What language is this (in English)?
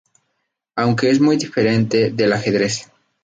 Spanish